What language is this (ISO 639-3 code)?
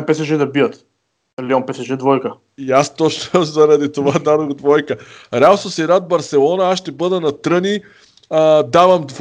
bul